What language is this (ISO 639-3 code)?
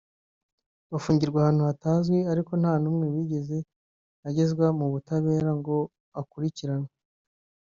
kin